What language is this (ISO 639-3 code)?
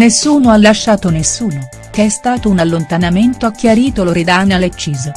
ita